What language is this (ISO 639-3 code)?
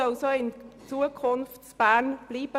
gsw